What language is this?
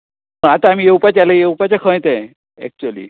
Konkani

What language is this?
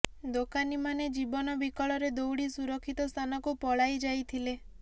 Odia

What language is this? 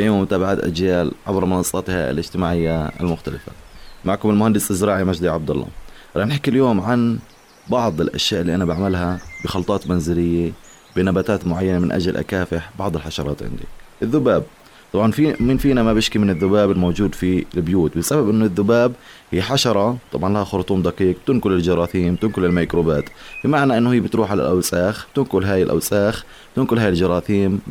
Arabic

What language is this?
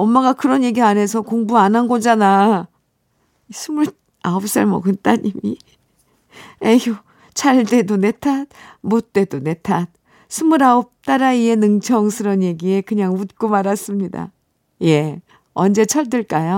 Korean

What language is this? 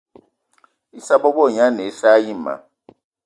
Eton (Cameroon)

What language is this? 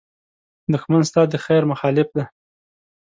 Pashto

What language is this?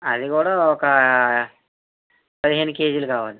Telugu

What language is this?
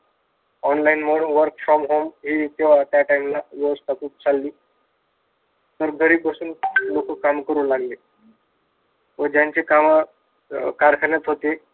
Marathi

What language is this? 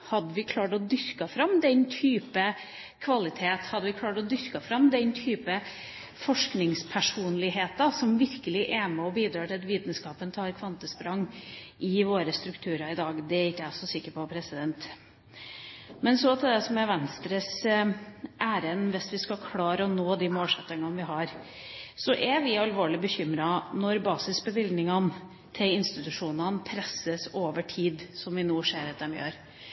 Norwegian Bokmål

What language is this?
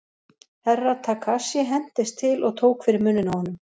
Icelandic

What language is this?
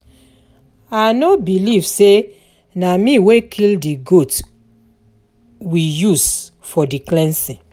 Nigerian Pidgin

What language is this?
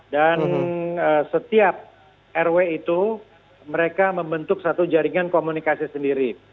Indonesian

